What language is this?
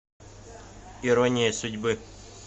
Russian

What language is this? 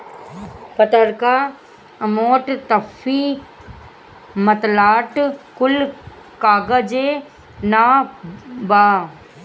Bhojpuri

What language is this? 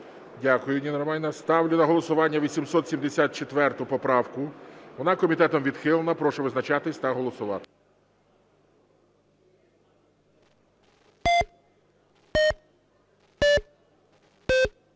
Ukrainian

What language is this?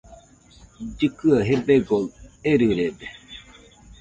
Nüpode Huitoto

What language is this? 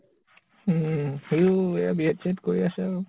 Assamese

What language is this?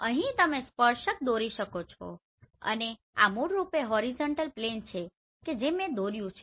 Gujarati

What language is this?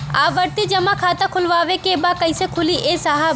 Bhojpuri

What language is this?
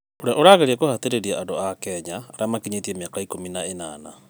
Kikuyu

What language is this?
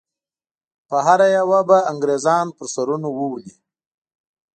Pashto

